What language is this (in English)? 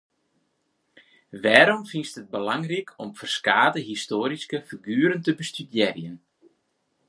Western Frisian